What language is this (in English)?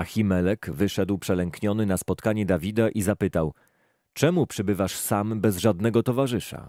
Polish